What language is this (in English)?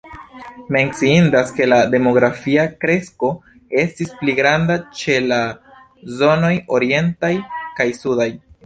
Esperanto